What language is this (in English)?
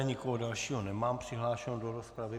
Czech